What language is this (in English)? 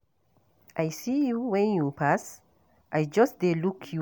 Nigerian Pidgin